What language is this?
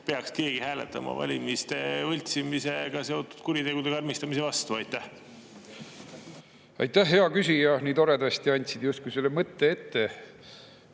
Estonian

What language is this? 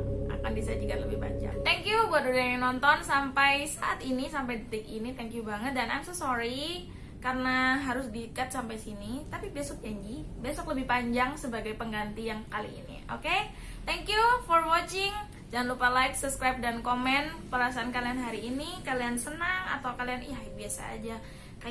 Indonesian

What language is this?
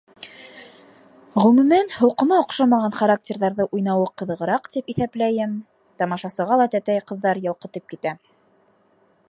Bashkir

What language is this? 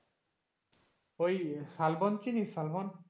Bangla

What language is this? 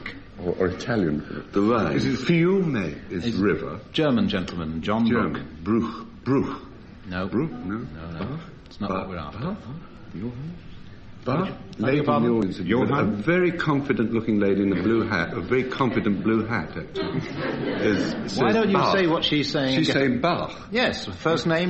English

